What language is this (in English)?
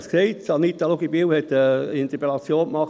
Swiss German